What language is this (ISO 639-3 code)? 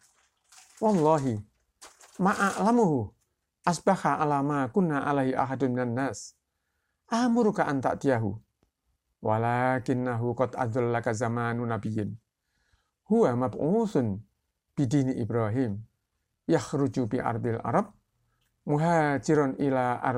ind